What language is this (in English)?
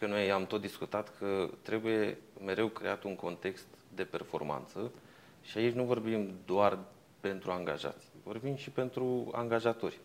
Romanian